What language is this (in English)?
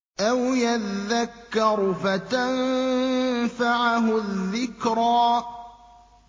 Arabic